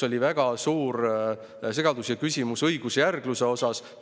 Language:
Estonian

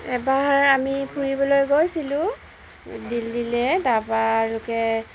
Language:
Assamese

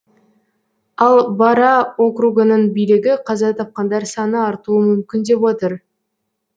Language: Kazakh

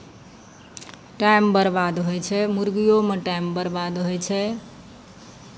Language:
Maithili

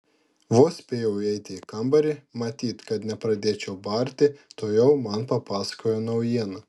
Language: Lithuanian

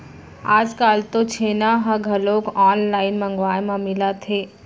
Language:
Chhattisgarhi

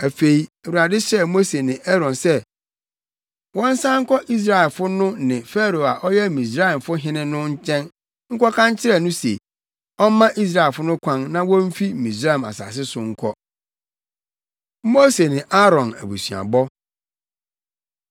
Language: Akan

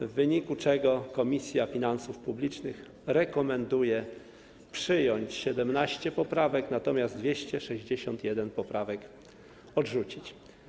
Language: Polish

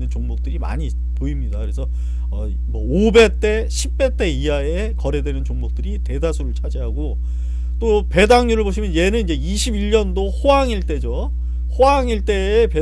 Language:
Korean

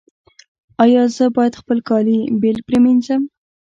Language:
Pashto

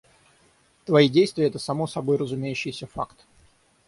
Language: Russian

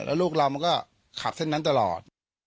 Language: Thai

